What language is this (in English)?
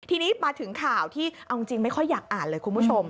Thai